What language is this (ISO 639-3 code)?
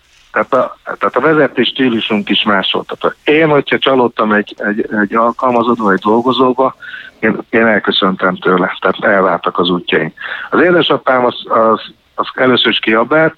hun